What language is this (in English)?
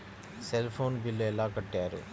Telugu